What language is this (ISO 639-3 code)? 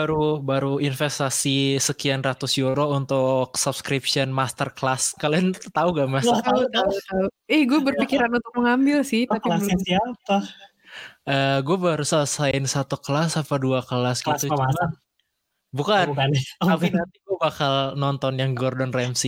ind